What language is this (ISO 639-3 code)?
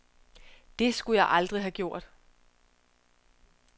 dan